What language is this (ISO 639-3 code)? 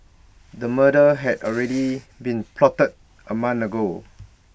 eng